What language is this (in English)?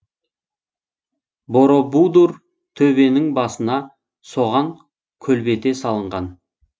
Kazakh